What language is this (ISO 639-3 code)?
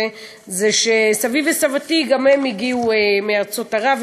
heb